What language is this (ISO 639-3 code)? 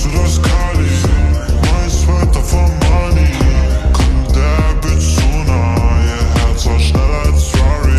ron